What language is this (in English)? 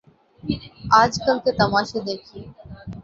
Urdu